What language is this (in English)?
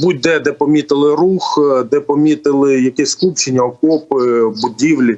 Ukrainian